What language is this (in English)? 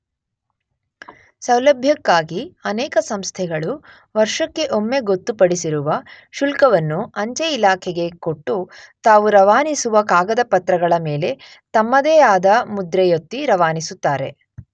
Kannada